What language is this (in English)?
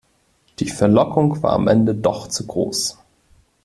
German